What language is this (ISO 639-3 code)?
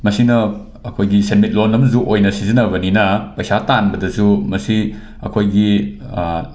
mni